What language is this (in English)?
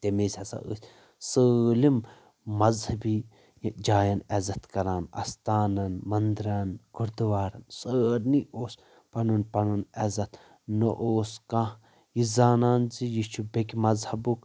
Kashmiri